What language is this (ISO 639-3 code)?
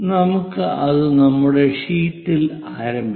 mal